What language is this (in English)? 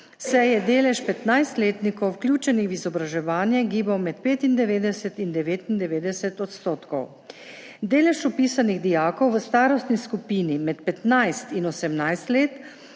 Slovenian